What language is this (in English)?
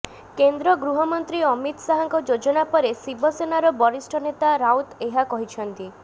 Odia